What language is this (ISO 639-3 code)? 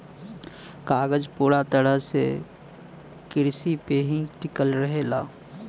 bho